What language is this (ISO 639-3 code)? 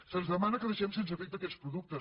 cat